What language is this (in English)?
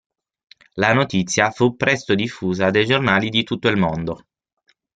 Italian